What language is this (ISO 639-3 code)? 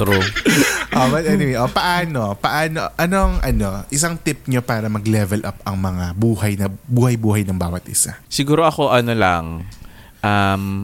fil